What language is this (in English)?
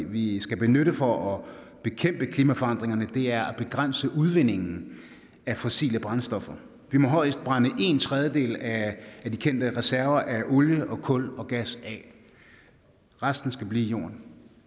Danish